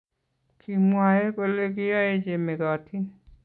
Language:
Kalenjin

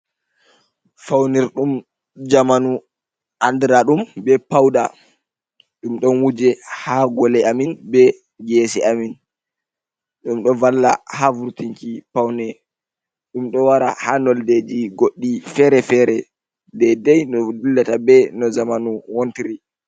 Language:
Fula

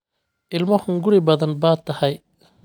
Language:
Somali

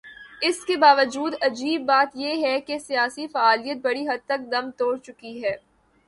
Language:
Urdu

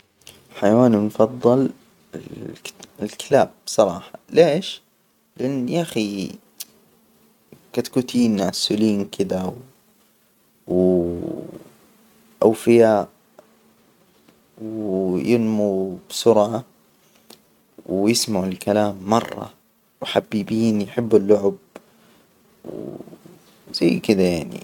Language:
Hijazi Arabic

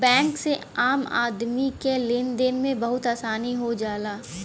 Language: Bhojpuri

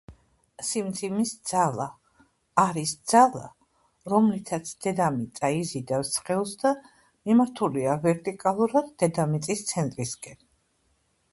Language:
Georgian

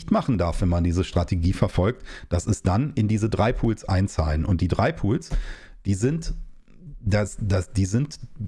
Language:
German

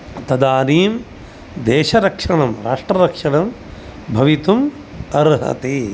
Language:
Sanskrit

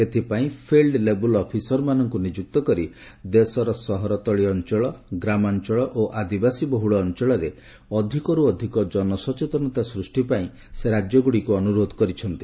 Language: Odia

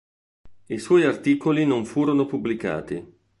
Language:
Italian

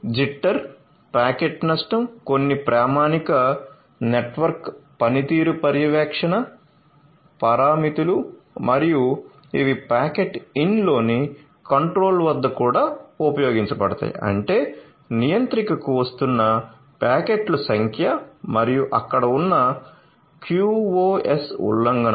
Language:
Telugu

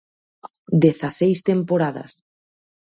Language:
Galician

